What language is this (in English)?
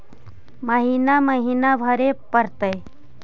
Magahi